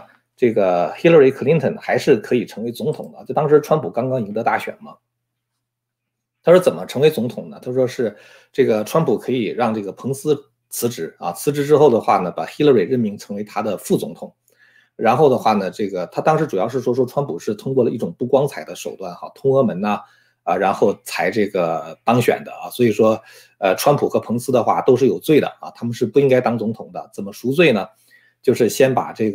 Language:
Chinese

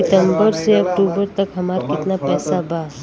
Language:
Bhojpuri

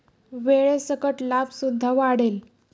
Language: Marathi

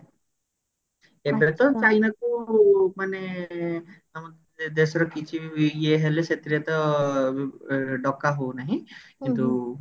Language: Odia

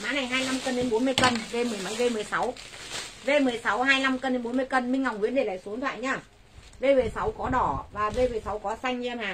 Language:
Vietnamese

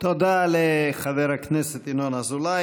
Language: Hebrew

